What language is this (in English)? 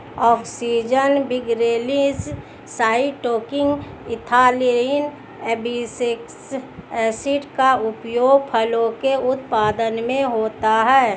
Hindi